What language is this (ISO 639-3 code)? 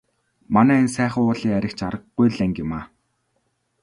mon